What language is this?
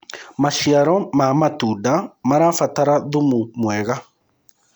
Kikuyu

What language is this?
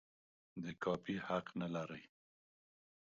Pashto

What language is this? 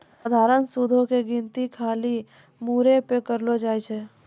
Maithili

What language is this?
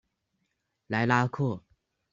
Chinese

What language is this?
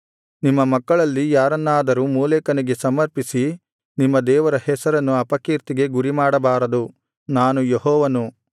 Kannada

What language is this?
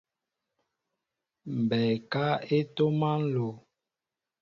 Mbo (Cameroon)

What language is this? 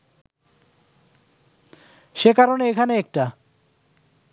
Bangla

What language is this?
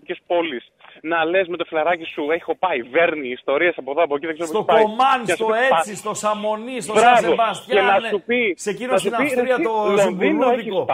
Greek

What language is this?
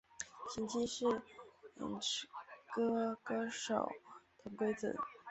Chinese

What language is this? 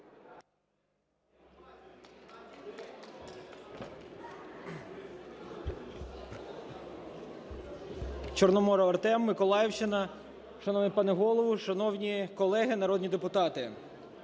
Ukrainian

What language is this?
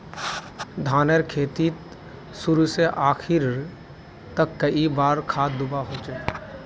Magahi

